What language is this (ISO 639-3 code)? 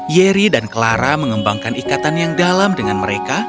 ind